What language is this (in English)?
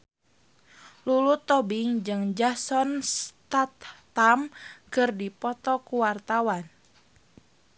Sundanese